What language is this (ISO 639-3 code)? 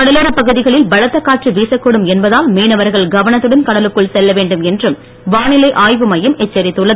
tam